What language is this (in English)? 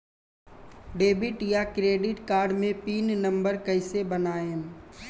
Bhojpuri